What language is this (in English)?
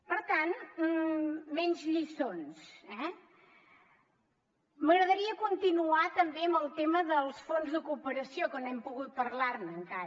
Catalan